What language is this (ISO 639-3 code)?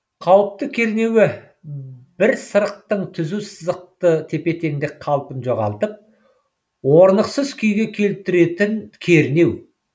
kaz